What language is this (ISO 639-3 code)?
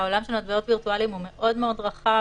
heb